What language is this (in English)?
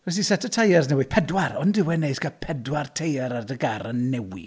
Welsh